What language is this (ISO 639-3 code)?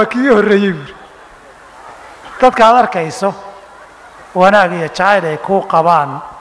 ara